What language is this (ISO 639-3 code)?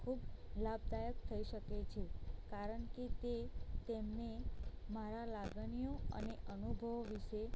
guj